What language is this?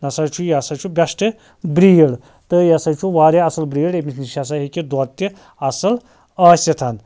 Kashmiri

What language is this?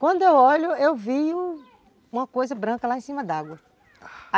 Portuguese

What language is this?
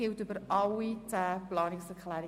Swiss German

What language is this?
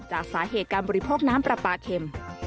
Thai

